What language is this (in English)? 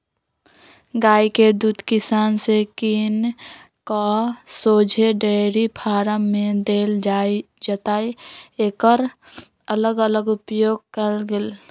Magahi